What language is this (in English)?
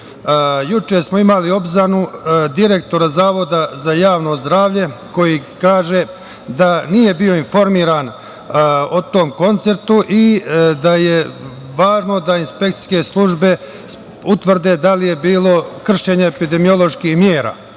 Serbian